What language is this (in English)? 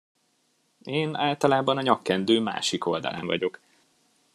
Hungarian